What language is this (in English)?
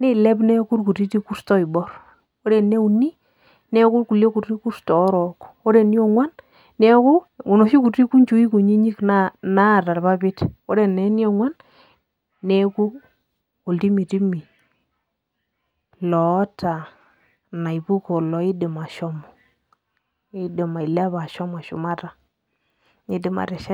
Masai